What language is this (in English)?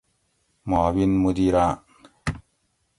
Gawri